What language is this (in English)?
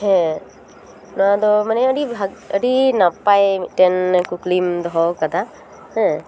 Santali